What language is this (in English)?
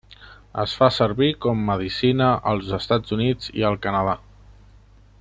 Catalan